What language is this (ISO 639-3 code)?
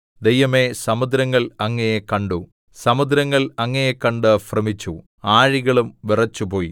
mal